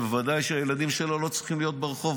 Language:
Hebrew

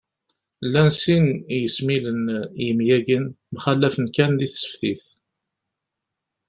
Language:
Kabyle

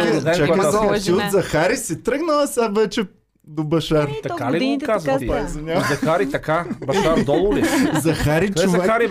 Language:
Bulgarian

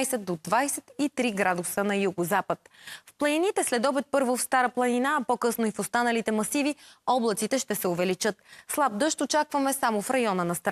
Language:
Bulgarian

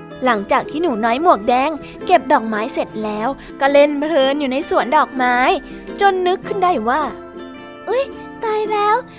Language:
Thai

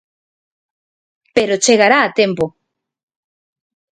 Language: Galician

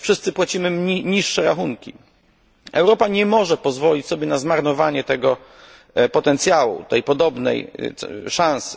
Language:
Polish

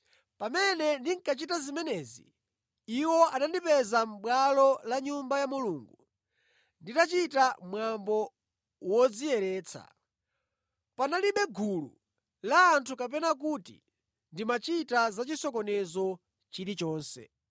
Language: Nyanja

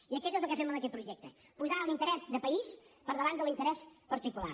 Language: Catalan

